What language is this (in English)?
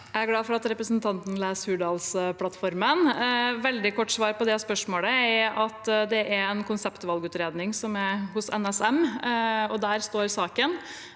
Norwegian